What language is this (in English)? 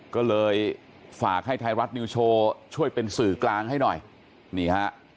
Thai